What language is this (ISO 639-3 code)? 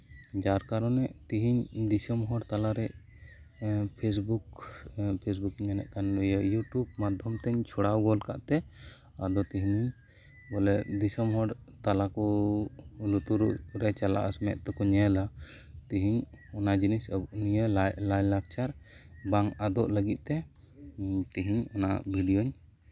sat